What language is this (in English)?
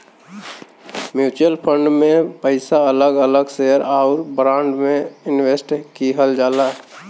Bhojpuri